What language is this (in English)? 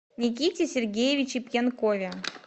Russian